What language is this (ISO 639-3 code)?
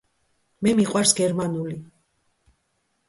kat